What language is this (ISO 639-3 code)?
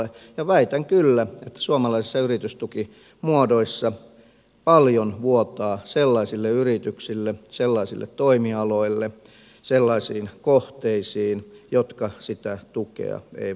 fin